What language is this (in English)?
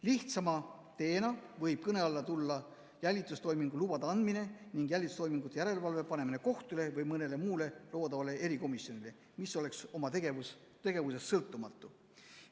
Estonian